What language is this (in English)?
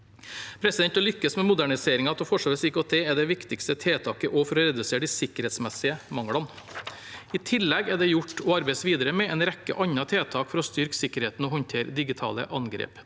Norwegian